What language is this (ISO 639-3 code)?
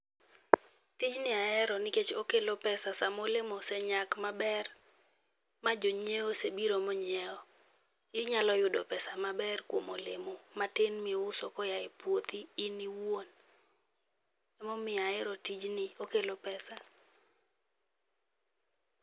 luo